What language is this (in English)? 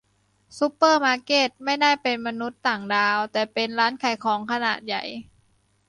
Thai